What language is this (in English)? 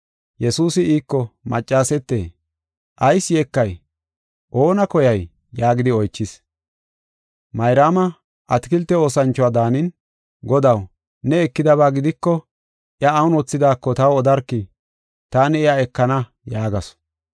Gofa